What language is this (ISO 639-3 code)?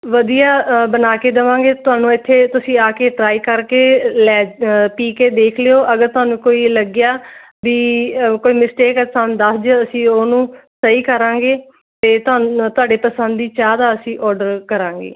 pan